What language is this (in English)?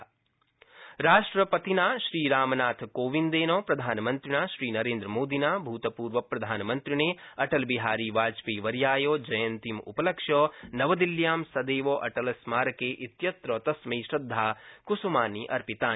Sanskrit